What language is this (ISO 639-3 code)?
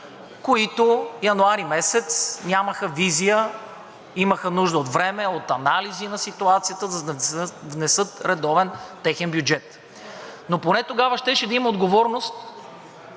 bul